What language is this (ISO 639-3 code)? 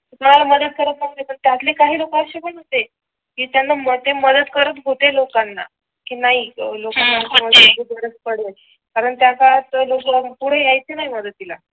mar